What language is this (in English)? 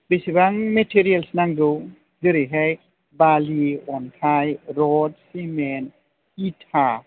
Bodo